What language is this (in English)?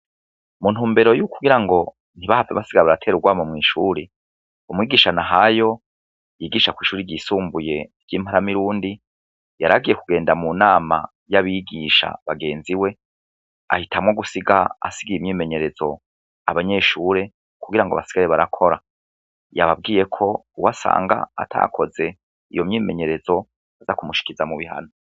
Rundi